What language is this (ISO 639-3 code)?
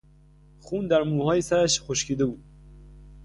fas